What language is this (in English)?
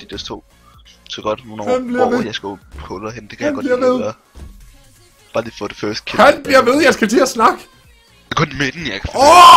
Danish